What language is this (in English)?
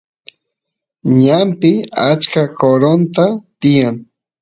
Santiago del Estero Quichua